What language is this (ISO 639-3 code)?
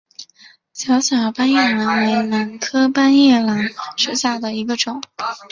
zho